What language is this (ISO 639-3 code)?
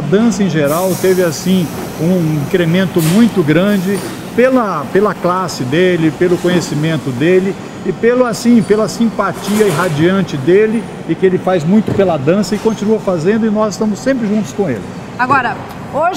por